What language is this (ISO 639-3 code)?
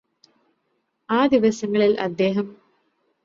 mal